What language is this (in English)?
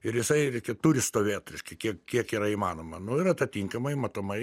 Lithuanian